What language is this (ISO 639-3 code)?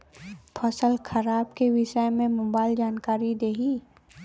bho